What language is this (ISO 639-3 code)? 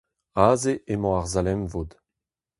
bre